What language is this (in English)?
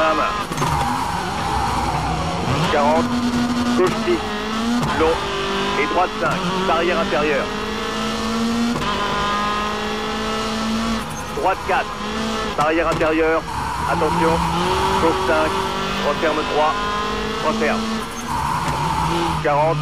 French